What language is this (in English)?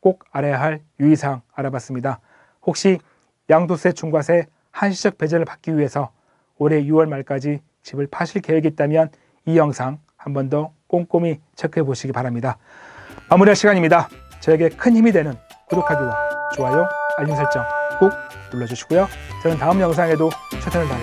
Korean